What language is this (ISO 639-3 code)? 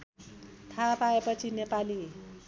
nep